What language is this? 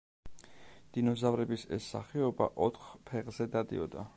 Georgian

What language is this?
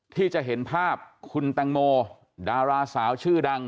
Thai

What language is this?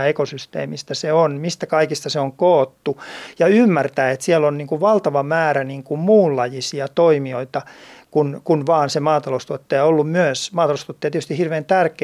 Finnish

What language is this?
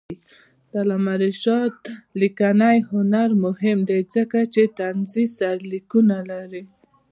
Pashto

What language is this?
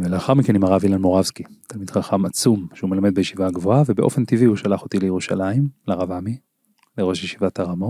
Hebrew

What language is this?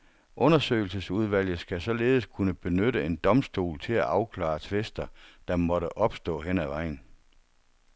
Danish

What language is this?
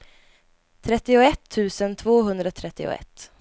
Swedish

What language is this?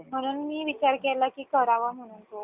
Marathi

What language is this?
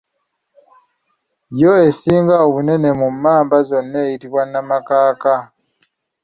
Ganda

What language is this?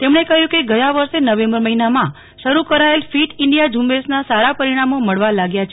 Gujarati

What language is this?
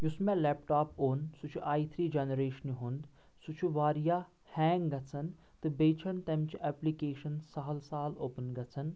Kashmiri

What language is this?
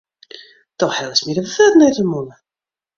Western Frisian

